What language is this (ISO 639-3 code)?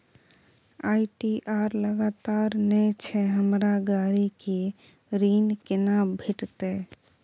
mai